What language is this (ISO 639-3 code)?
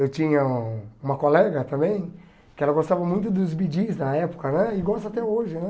por